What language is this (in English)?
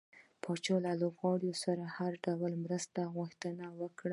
Pashto